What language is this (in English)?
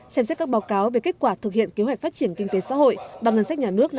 Vietnamese